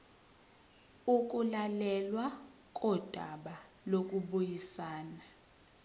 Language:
Zulu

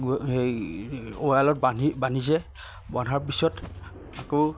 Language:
Assamese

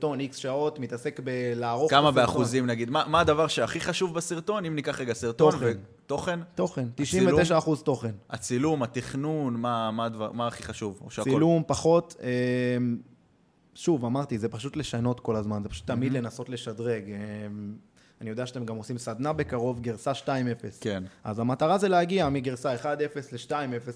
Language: Hebrew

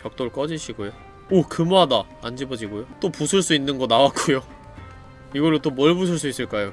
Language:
Korean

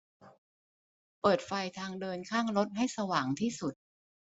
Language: Thai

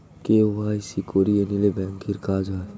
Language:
Bangla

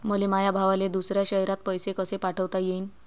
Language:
Marathi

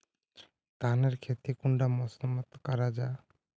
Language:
Magahi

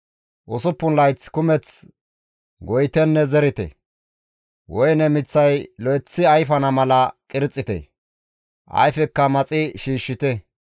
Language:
Gamo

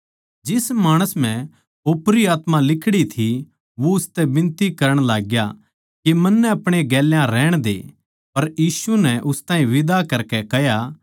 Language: Haryanvi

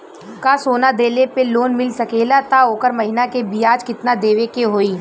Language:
Bhojpuri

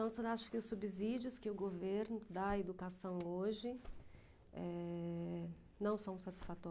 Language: Portuguese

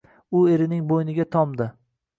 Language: Uzbek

